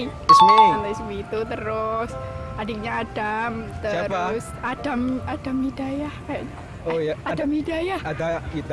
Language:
Indonesian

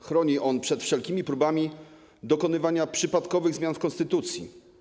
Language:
Polish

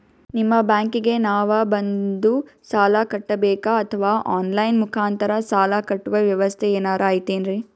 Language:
Kannada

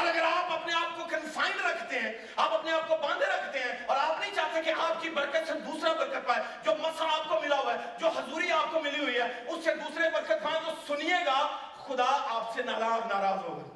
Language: Urdu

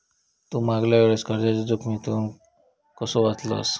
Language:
Marathi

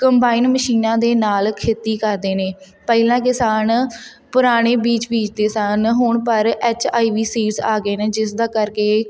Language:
Punjabi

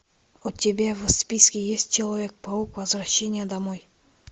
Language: Russian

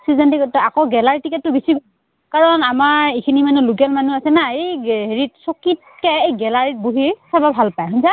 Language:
Assamese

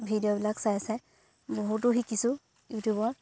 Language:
Assamese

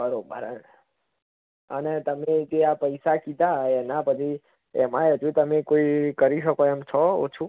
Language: Gujarati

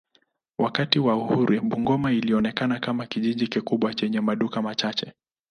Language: Swahili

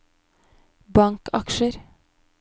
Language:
Norwegian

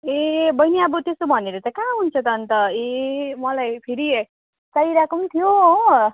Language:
Nepali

